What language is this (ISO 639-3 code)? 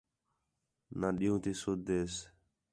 xhe